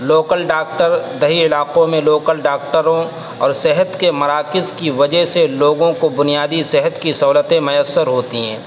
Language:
Urdu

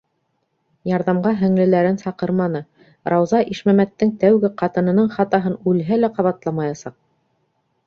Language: Bashkir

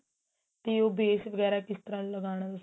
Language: Punjabi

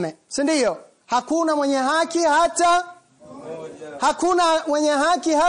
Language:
Swahili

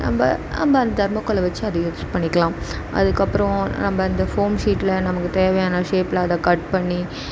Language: Tamil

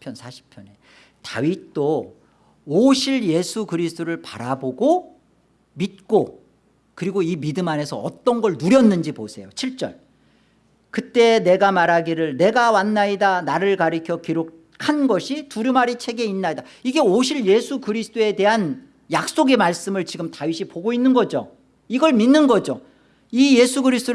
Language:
Korean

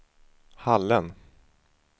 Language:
Swedish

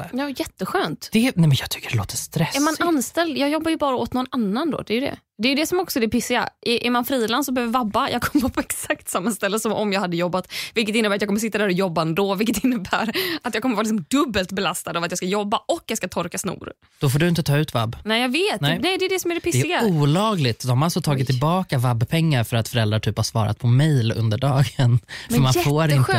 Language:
Swedish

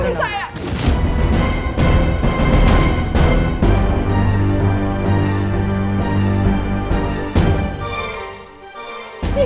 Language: Indonesian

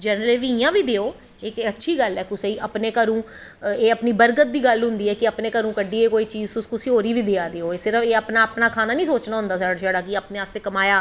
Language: Dogri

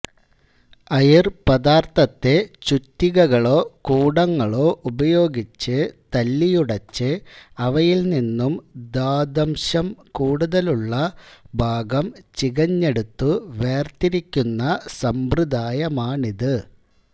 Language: Malayalam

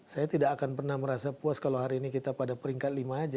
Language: Indonesian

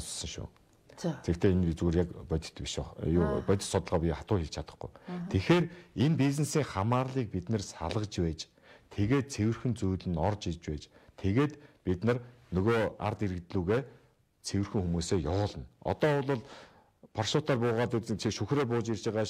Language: Korean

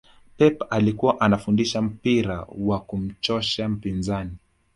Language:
Swahili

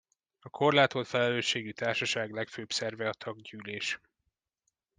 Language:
Hungarian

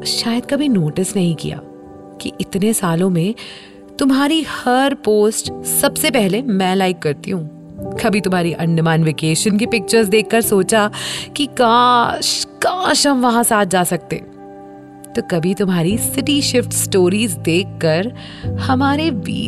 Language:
Hindi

